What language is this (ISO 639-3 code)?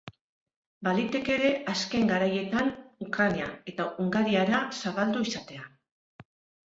eus